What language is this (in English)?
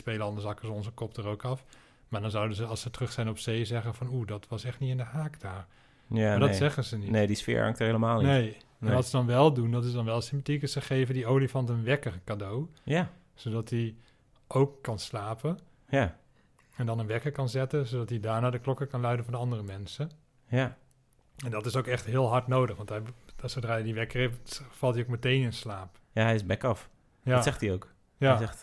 Dutch